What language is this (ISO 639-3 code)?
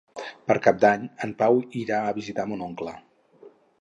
cat